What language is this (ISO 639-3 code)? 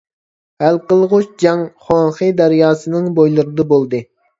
uig